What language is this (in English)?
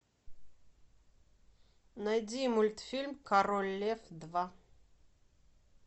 Russian